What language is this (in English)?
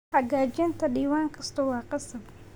Somali